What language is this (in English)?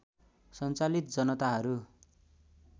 Nepali